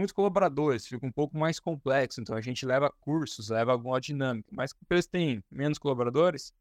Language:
Portuguese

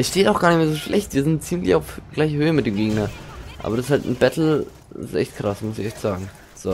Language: German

